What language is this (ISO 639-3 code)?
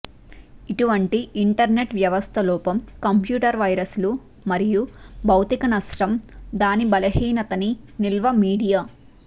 tel